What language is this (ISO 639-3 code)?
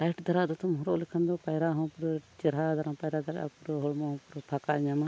sat